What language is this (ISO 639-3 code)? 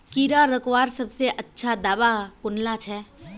mag